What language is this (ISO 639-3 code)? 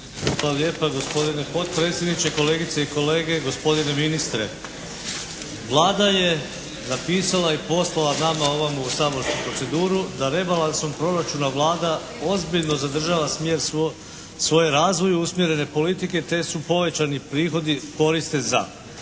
hrv